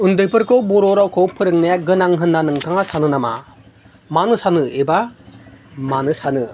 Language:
Bodo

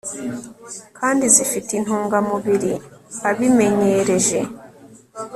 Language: Kinyarwanda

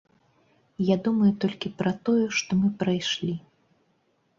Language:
Belarusian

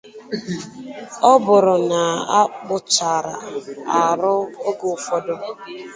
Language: Igbo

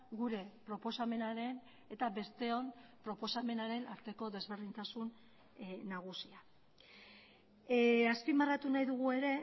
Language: Basque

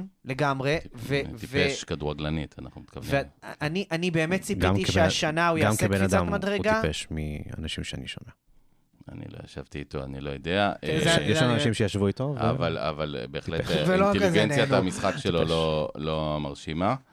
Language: Hebrew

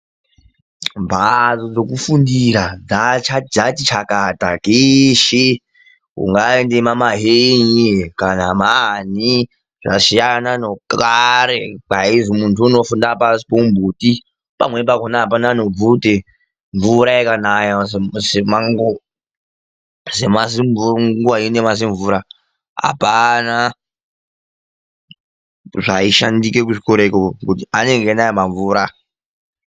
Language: Ndau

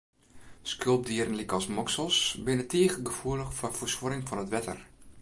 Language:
Western Frisian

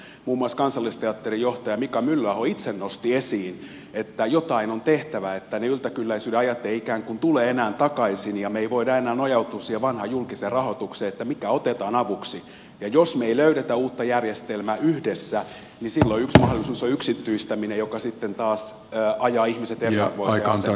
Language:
Finnish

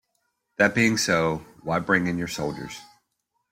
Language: English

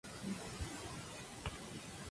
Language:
Spanish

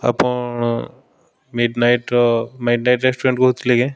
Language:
Odia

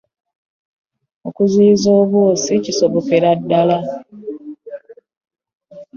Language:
Ganda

